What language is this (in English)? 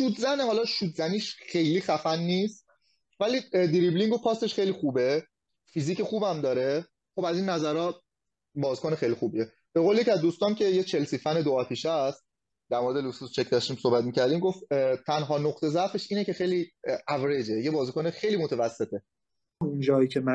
Persian